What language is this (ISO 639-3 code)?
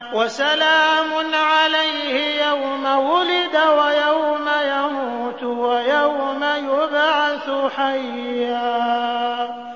ara